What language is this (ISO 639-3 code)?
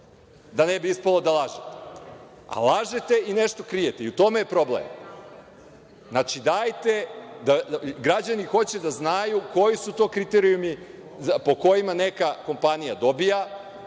srp